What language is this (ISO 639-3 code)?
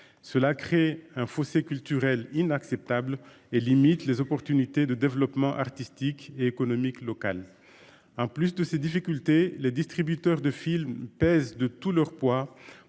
fra